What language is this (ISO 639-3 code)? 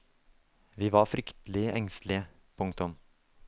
nor